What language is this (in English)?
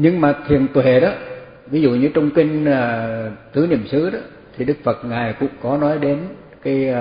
Vietnamese